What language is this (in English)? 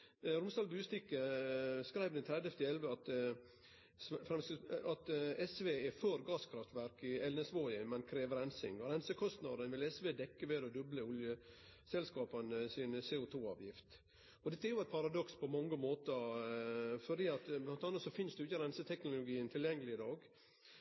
Norwegian Nynorsk